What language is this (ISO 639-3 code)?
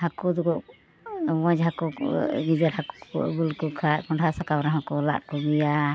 sat